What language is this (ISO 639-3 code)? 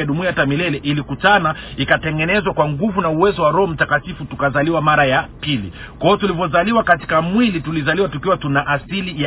swa